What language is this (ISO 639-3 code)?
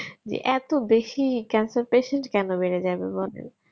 ben